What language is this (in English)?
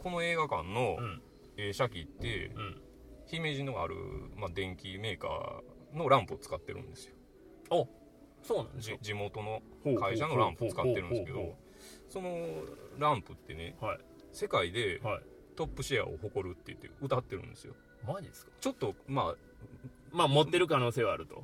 Japanese